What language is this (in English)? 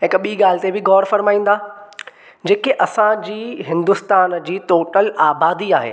Sindhi